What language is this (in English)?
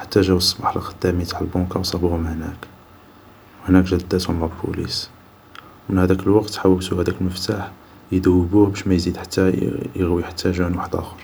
Algerian Arabic